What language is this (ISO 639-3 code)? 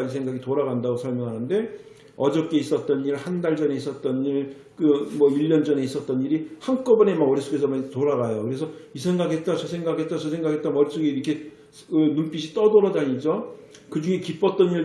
kor